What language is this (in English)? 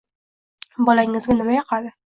Uzbek